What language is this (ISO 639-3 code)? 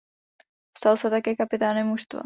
ces